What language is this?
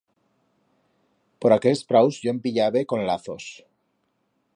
Aragonese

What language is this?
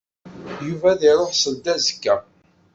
Kabyle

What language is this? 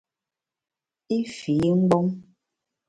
Bamun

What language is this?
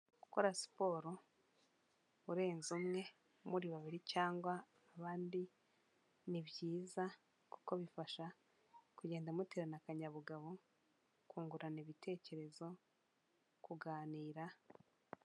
Kinyarwanda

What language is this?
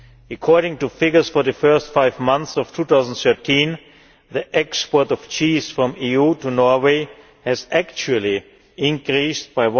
English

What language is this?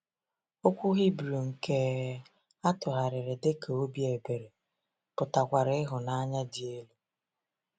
Igbo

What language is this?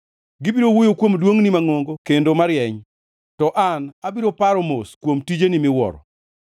Luo (Kenya and Tanzania)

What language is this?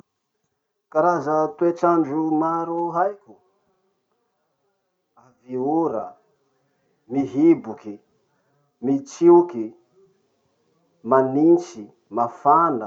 Masikoro Malagasy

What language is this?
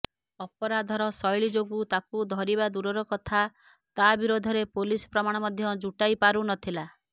Odia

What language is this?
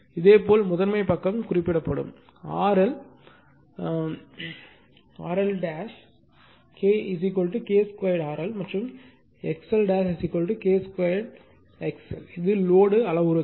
Tamil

